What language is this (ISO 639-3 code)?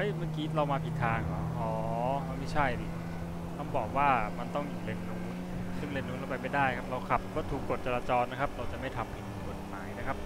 tha